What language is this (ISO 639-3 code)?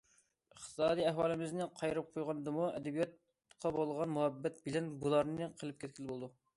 uig